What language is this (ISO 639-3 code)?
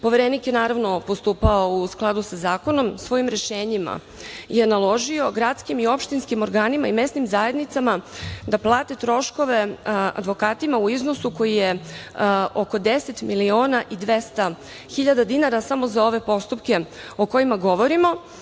srp